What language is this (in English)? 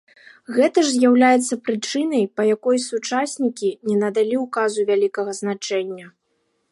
Belarusian